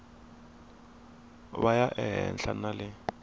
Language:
Tsonga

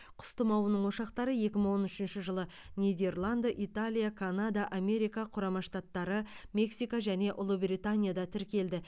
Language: Kazakh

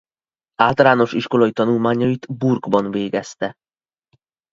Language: Hungarian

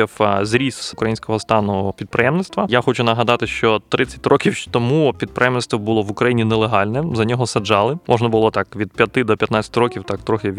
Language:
Ukrainian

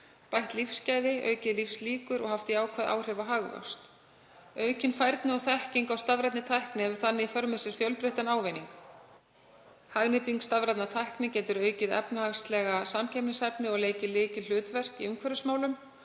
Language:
Icelandic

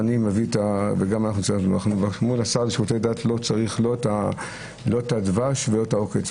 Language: Hebrew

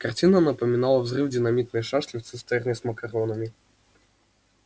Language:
Russian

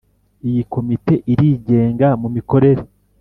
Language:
Kinyarwanda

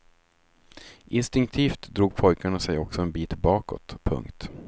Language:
Swedish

